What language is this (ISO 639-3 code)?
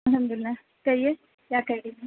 urd